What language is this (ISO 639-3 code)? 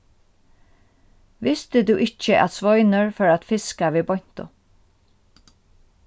fao